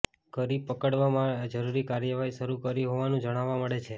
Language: Gujarati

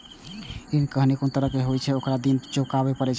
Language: Maithili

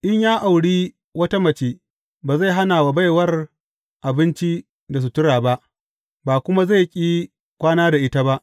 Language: Hausa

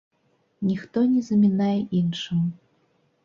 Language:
Belarusian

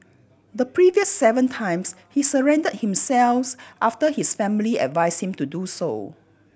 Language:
English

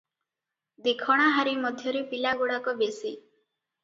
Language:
Odia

